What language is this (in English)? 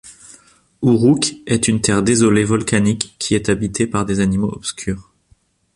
French